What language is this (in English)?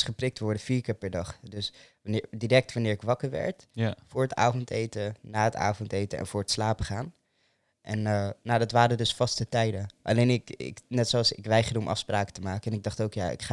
Dutch